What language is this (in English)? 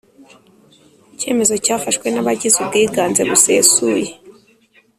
Kinyarwanda